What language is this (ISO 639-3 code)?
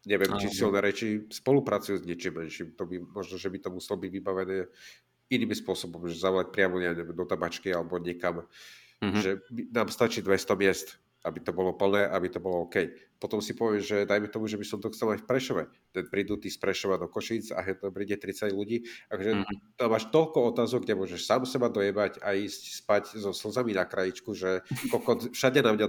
slk